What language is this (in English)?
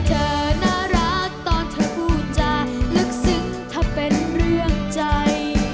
Thai